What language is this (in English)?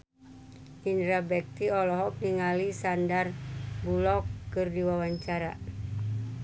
Sundanese